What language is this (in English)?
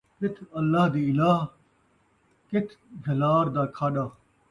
Saraiki